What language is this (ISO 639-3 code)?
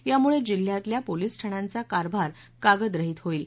mar